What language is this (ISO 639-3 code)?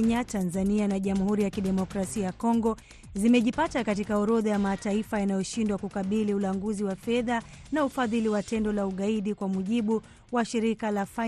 swa